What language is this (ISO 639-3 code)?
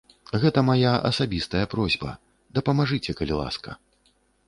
bel